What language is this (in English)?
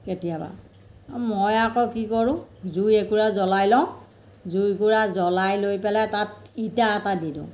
Assamese